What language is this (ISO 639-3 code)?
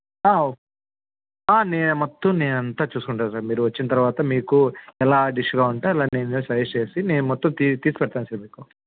tel